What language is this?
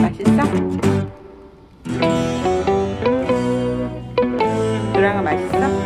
Korean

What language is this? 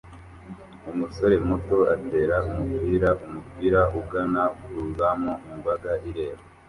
Kinyarwanda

